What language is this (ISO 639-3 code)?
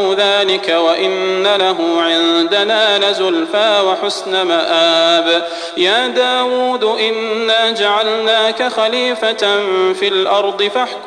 ara